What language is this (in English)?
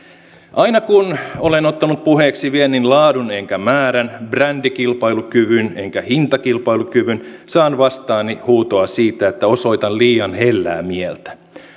Finnish